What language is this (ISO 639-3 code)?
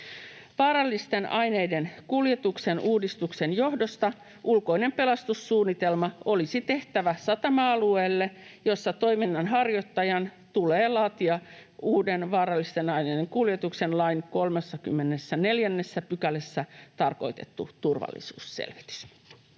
fin